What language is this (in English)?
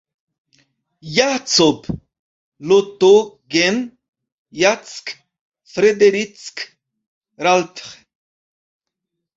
Esperanto